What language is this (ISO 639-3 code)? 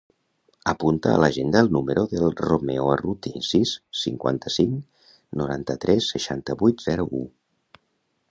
cat